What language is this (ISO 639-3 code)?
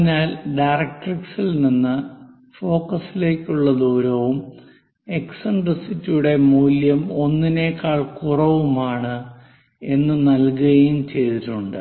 mal